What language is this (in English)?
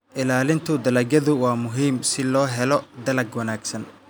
Somali